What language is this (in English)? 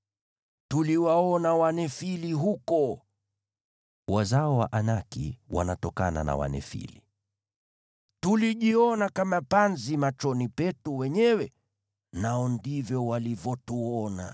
Swahili